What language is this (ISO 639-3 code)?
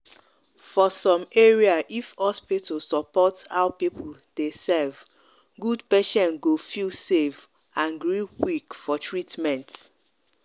pcm